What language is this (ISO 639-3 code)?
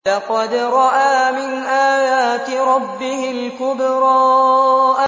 ara